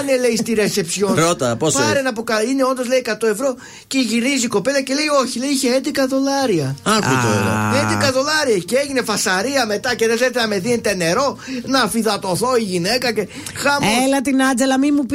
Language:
Greek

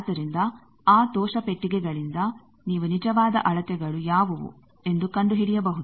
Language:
Kannada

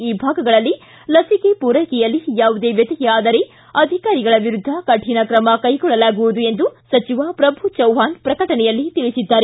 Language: Kannada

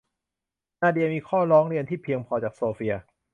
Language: Thai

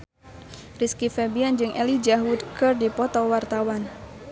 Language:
Sundanese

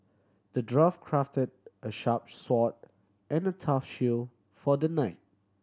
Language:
English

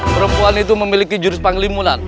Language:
Indonesian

